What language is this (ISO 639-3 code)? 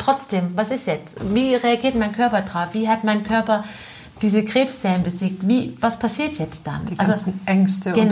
deu